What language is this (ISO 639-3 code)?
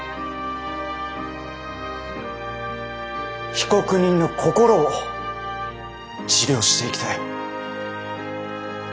jpn